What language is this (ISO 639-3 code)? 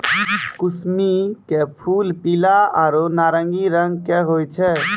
mai